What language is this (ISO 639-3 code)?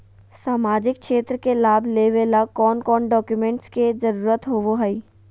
mag